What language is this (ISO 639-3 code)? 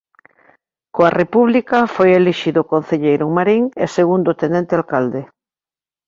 glg